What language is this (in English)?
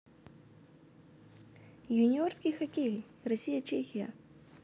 Russian